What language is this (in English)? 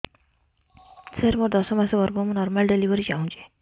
Odia